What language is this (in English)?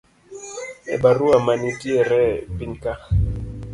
Luo (Kenya and Tanzania)